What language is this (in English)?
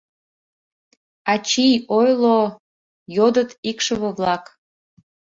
Mari